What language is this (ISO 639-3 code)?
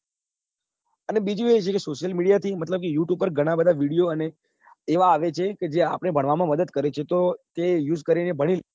guj